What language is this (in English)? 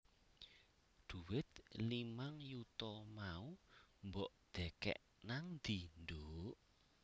Javanese